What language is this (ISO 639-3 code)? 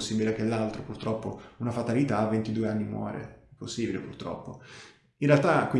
ita